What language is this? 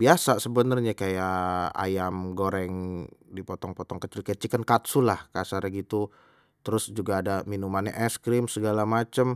Betawi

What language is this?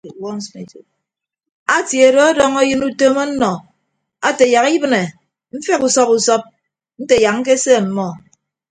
Ibibio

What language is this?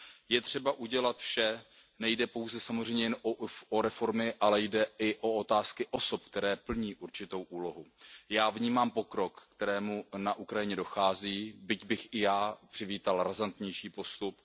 Czech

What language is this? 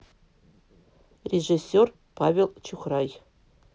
Russian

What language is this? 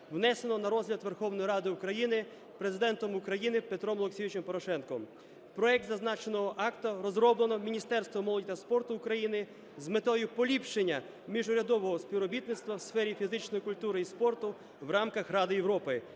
Ukrainian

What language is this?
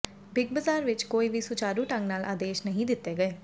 Punjabi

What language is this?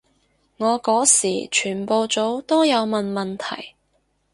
Cantonese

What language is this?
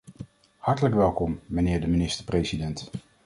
Dutch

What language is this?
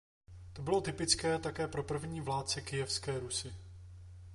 Czech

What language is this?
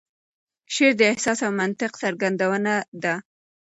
Pashto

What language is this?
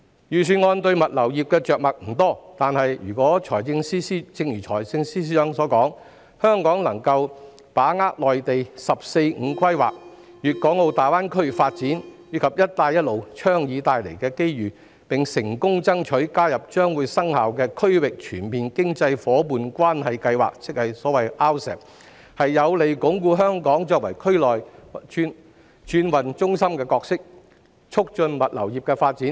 Cantonese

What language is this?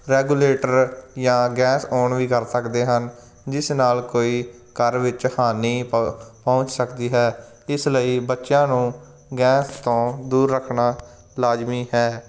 Punjabi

